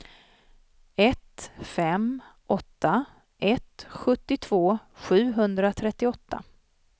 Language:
Swedish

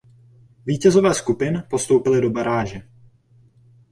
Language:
Czech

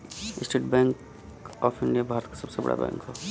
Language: Bhojpuri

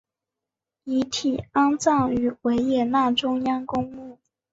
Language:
Chinese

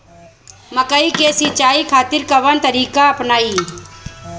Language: Bhojpuri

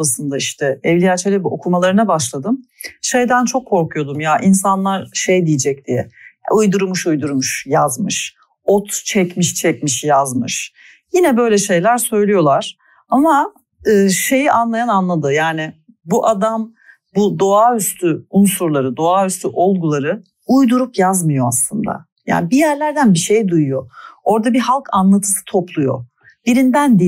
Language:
Turkish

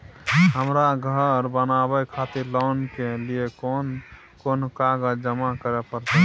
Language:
Maithili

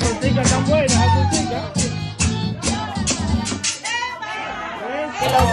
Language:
Spanish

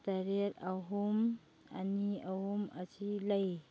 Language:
Manipuri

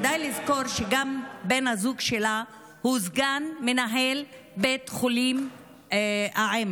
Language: Hebrew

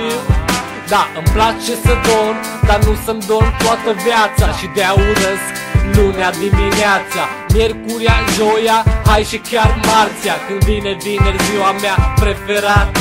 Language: Romanian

